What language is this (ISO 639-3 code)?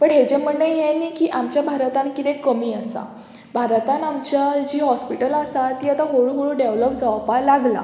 kok